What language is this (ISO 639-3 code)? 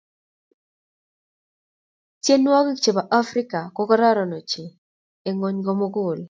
kln